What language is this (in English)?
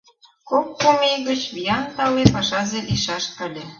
Mari